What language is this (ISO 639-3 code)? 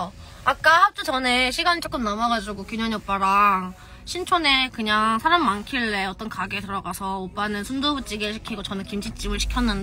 kor